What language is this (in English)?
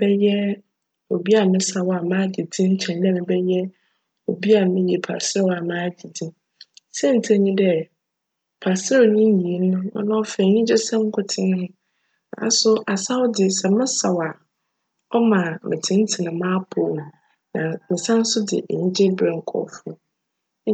Akan